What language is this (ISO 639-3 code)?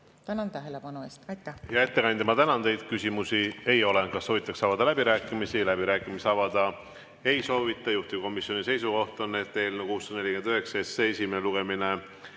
est